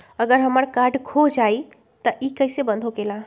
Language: Magahi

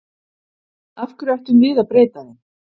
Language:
Icelandic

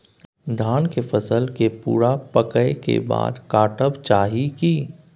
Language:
Maithili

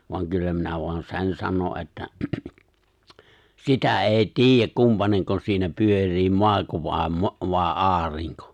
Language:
Finnish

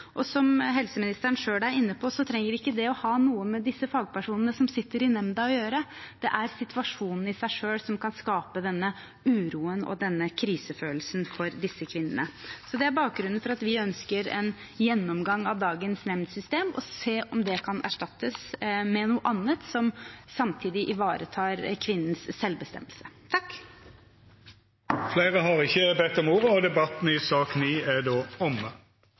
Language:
Norwegian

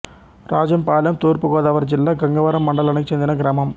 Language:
Telugu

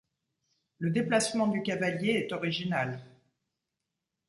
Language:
French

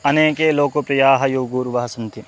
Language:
Sanskrit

